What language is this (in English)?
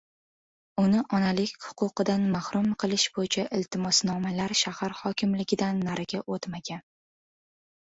Uzbek